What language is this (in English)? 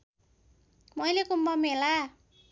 Nepali